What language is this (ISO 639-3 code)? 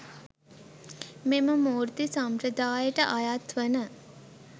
sin